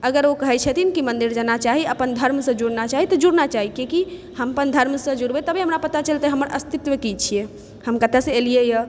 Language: Maithili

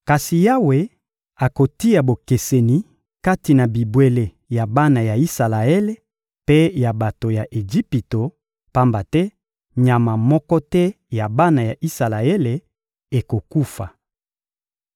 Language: Lingala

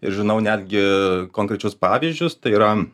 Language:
Lithuanian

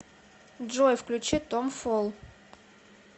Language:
Russian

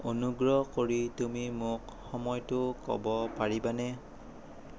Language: Assamese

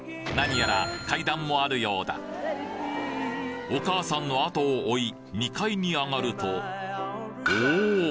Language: Japanese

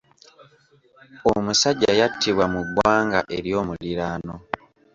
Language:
Ganda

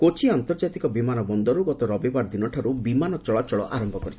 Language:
Odia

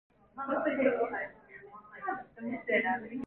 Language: Korean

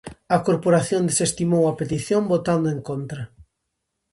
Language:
Galician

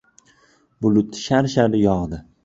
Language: Uzbek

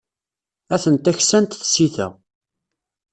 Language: Kabyle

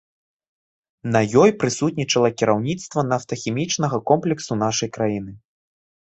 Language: Belarusian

